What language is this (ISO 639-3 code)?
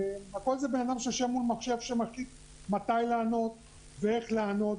heb